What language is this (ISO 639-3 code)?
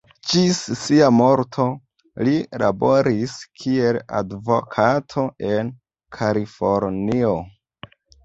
epo